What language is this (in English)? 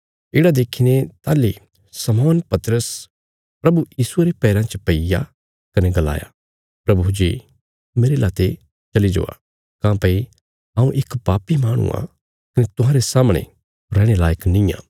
Bilaspuri